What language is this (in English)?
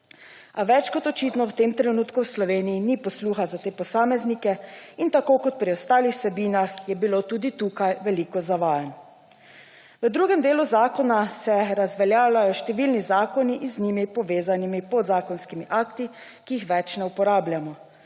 Slovenian